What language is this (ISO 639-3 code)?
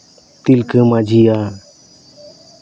sat